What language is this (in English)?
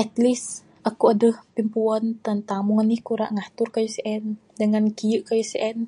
Bukar-Sadung Bidayuh